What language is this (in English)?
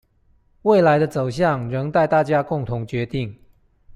Chinese